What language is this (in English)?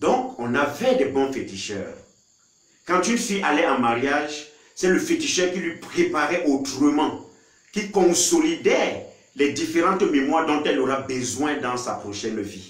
French